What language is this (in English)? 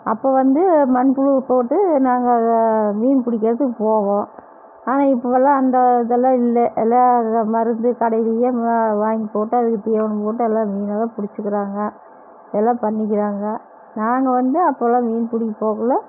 Tamil